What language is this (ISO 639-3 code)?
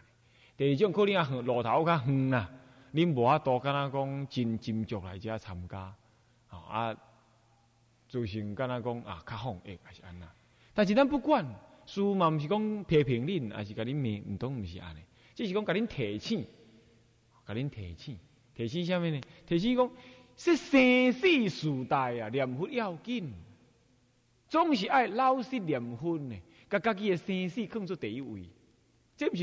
zho